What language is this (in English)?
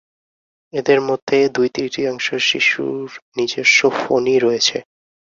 Bangla